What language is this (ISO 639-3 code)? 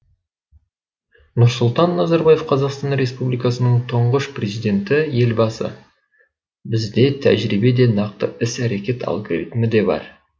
kaz